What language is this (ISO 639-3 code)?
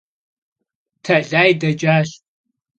kbd